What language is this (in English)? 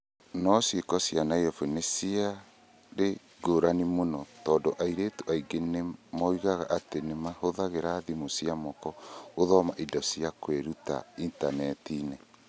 Kikuyu